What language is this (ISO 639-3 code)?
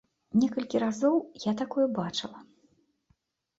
bel